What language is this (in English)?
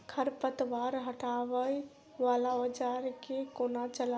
Maithili